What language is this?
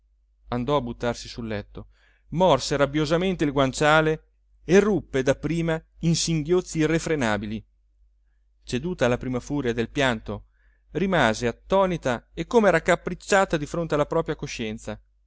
Italian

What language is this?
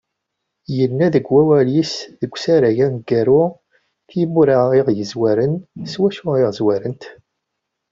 Kabyle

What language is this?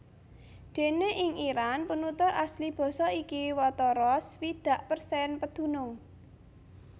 Javanese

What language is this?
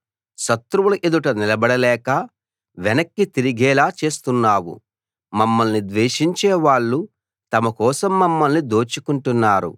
Telugu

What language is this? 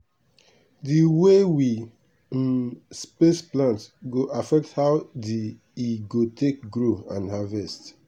Nigerian Pidgin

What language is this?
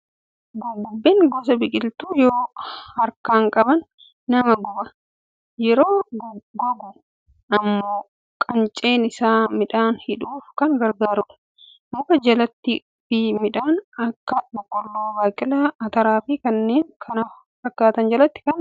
Oromo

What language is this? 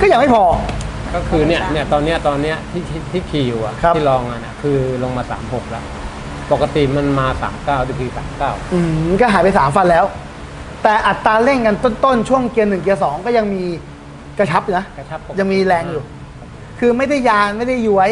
Thai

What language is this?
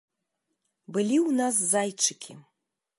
Belarusian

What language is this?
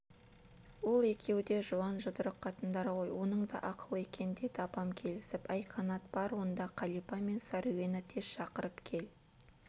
Kazakh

